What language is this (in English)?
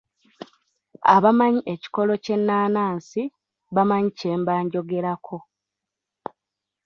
Ganda